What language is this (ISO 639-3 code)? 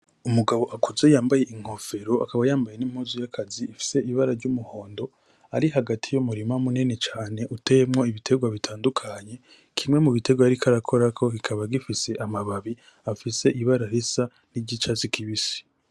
run